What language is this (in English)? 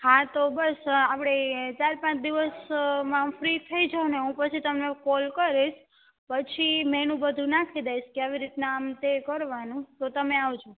Gujarati